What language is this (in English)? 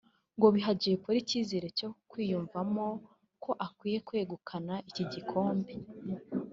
Kinyarwanda